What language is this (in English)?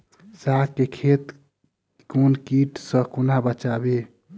Maithili